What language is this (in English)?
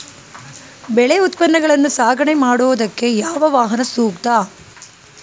Kannada